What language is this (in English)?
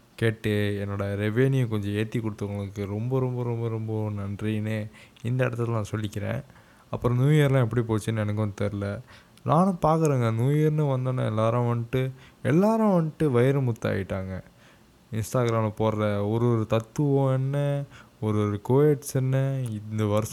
Tamil